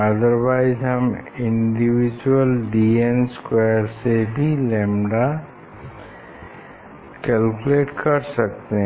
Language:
Hindi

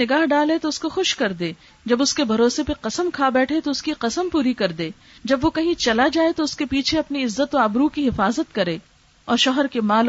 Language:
Urdu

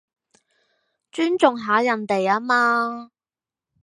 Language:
Cantonese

